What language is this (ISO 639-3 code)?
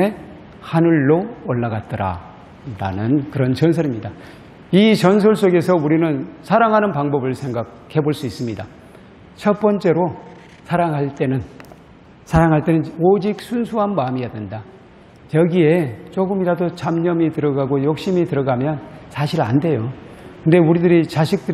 kor